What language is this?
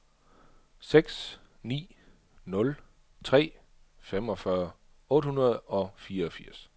Danish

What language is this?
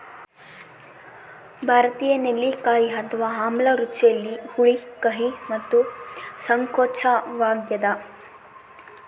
Kannada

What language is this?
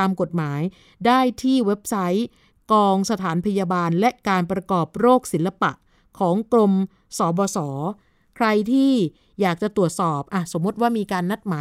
Thai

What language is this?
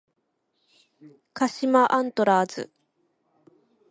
Japanese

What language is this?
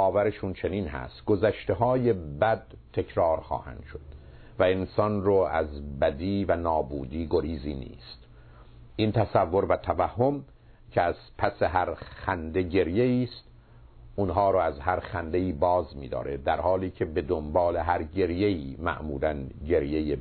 Persian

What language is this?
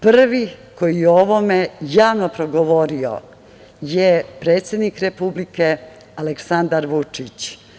Serbian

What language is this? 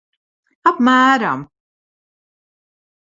Latvian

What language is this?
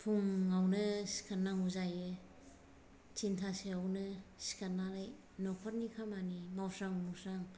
Bodo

